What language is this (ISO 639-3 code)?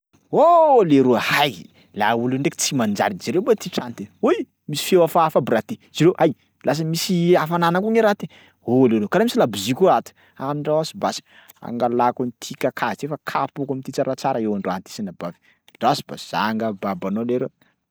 skg